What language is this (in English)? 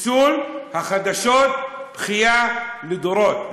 Hebrew